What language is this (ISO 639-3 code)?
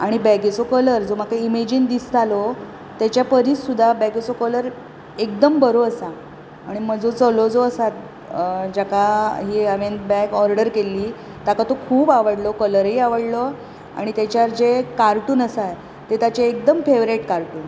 kok